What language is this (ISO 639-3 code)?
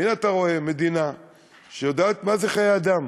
heb